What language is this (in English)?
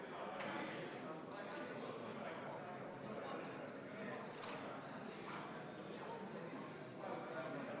Estonian